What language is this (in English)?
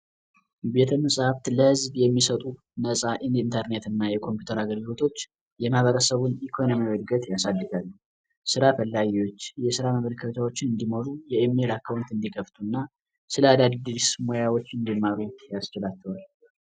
Amharic